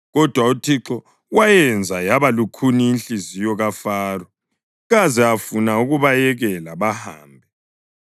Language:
North Ndebele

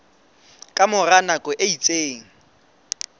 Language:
Southern Sotho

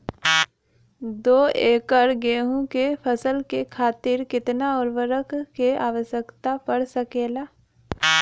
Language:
Bhojpuri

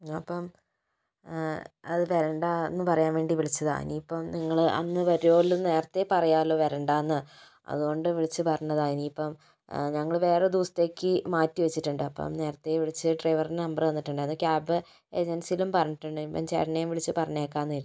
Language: Malayalam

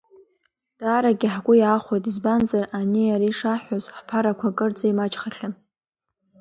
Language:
Abkhazian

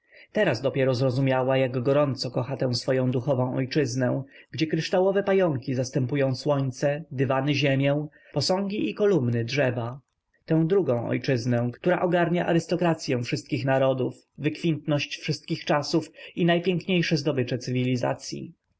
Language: Polish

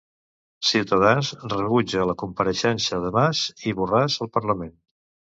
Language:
Catalan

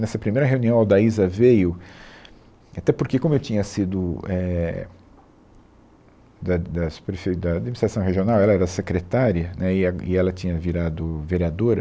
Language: Portuguese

